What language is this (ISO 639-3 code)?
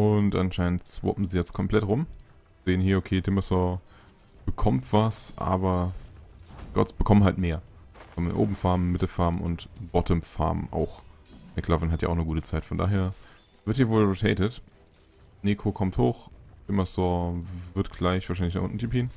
deu